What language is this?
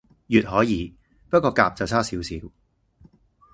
Cantonese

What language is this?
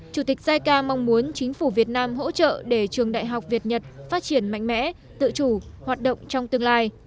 Vietnamese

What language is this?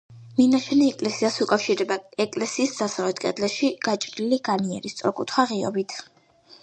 Georgian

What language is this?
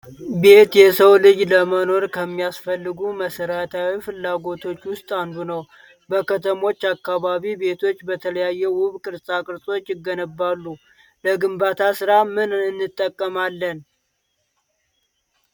Amharic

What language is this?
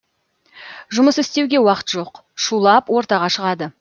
Kazakh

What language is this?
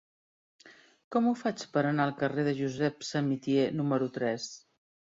Catalan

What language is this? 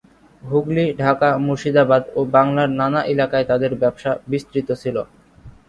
Bangla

